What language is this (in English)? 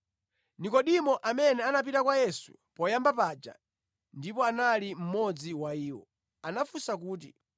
Nyanja